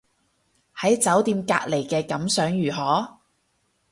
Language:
Cantonese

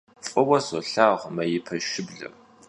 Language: Kabardian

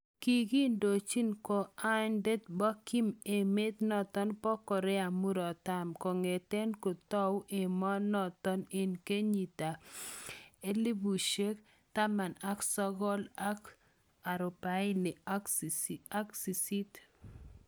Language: Kalenjin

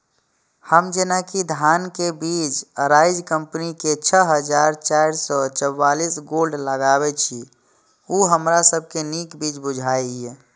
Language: Maithili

